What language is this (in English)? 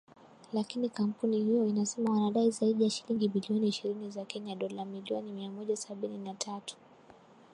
Swahili